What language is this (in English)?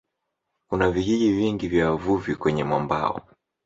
Swahili